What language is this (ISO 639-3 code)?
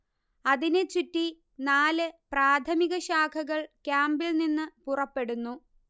mal